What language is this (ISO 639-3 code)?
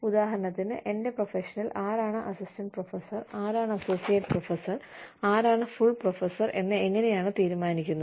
mal